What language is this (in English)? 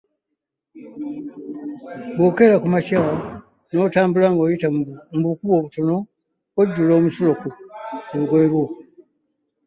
Ganda